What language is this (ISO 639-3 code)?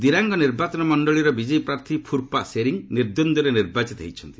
ori